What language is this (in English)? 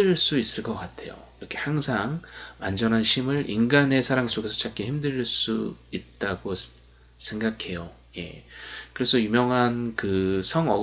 Korean